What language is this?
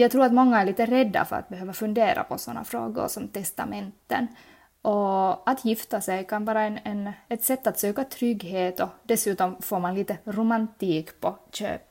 Swedish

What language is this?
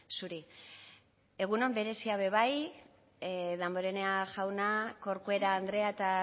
Basque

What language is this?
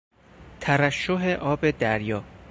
Persian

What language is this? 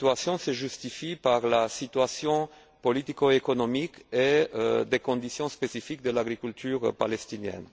French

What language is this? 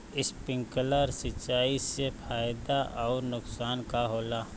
Bhojpuri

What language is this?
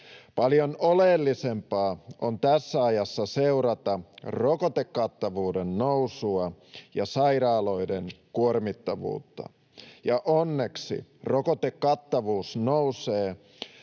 Finnish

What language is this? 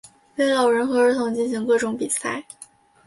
Chinese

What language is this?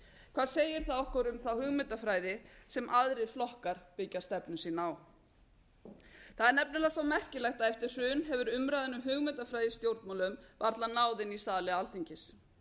Icelandic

